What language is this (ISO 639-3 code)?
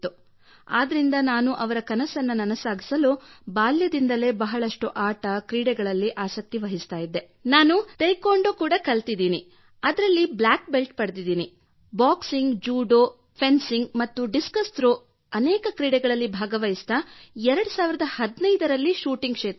kan